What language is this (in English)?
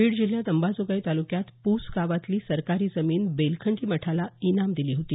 Marathi